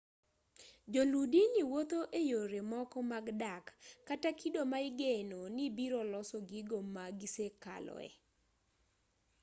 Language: Luo (Kenya and Tanzania)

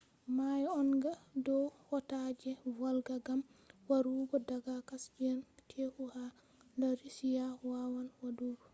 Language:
Fula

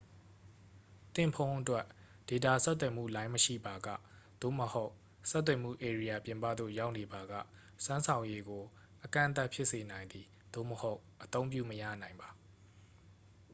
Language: Burmese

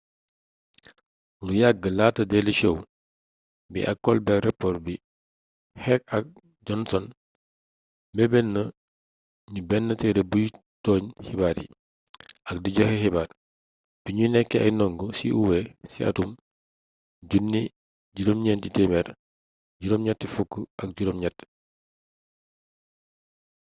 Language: Wolof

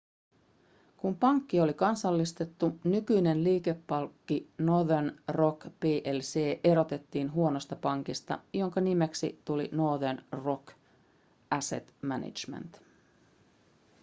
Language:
Finnish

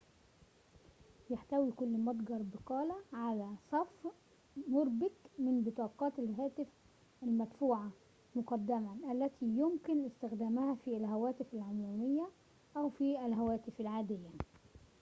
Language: Arabic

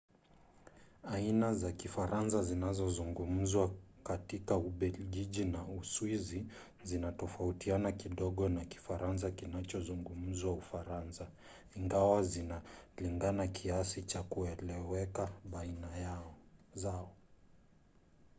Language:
Swahili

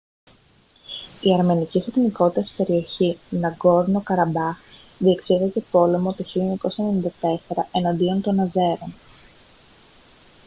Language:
Greek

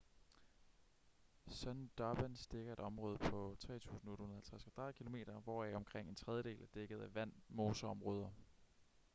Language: Danish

